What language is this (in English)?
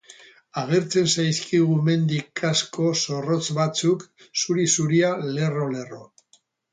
Basque